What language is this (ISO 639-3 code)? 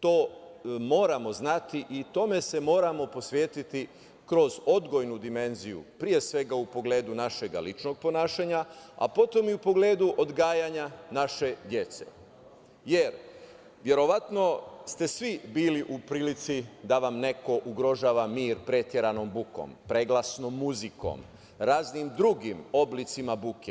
srp